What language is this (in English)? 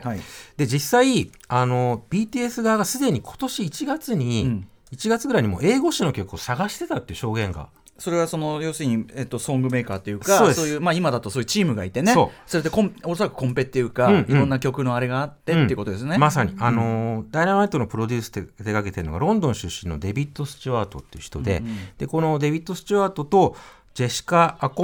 Japanese